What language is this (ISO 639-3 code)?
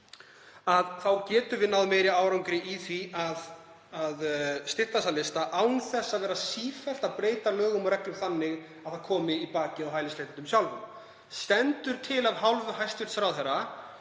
isl